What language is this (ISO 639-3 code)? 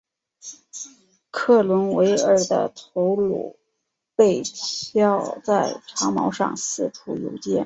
zho